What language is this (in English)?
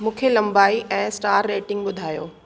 Sindhi